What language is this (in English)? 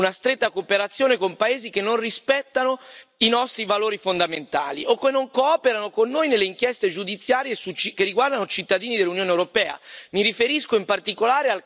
Italian